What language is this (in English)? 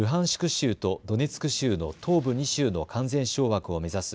Japanese